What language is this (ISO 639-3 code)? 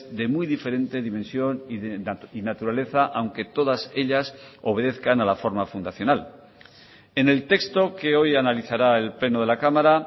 spa